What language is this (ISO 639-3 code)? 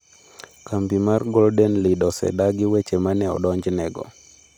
luo